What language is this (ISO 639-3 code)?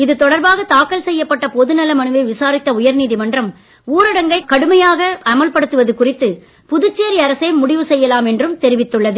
tam